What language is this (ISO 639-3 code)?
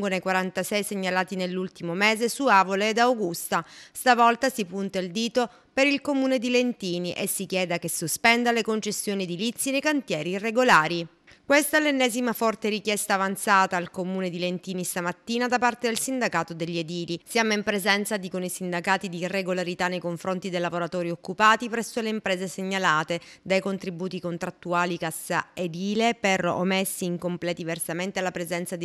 ita